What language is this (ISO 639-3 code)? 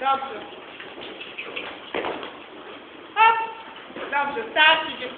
pol